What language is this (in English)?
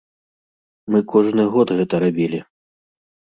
Belarusian